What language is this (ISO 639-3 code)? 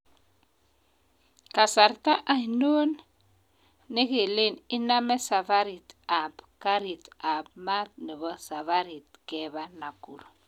kln